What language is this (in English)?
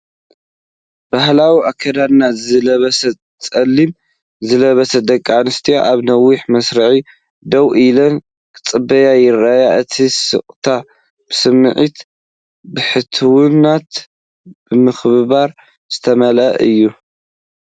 Tigrinya